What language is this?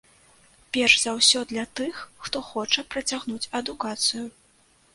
Belarusian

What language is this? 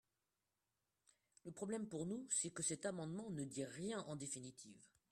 French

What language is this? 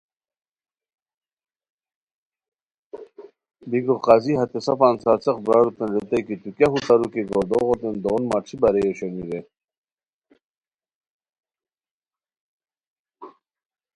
Khowar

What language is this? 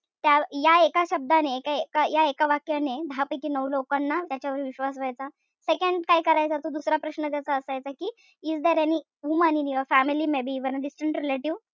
Marathi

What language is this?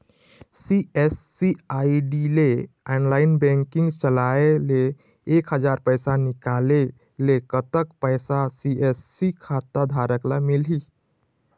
Chhattisgarhi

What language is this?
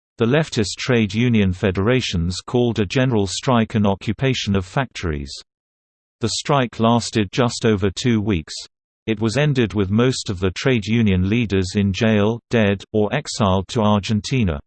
English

